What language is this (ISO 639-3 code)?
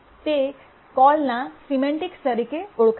guj